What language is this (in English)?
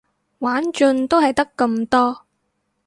Cantonese